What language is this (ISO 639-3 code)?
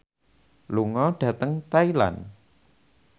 jav